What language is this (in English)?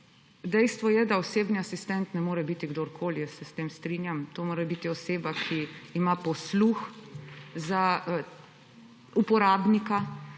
Slovenian